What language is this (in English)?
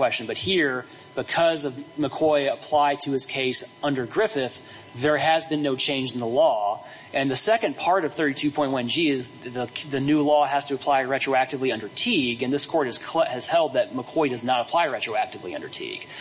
English